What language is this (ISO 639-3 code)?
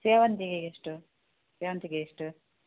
kan